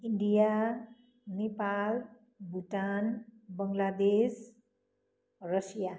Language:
Nepali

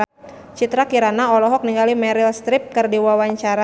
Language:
Sundanese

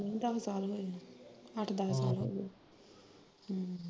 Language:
Punjabi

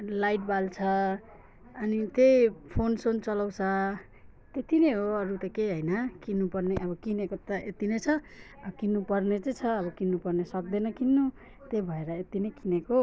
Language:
Nepali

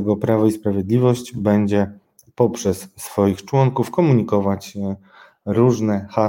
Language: Polish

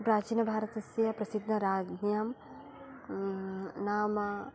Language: Sanskrit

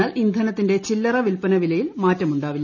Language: Malayalam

